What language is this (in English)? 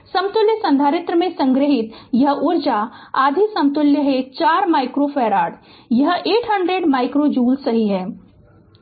Hindi